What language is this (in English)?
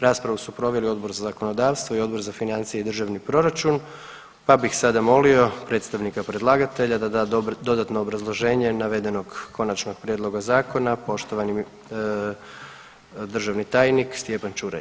Croatian